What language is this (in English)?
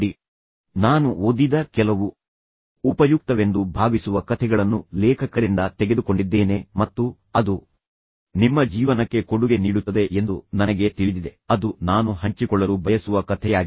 Kannada